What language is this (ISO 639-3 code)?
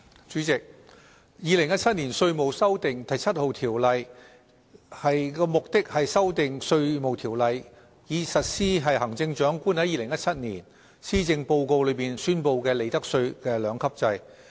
yue